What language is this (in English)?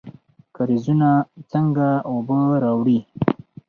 Pashto